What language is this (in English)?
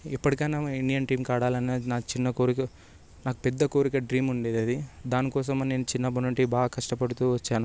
Telugu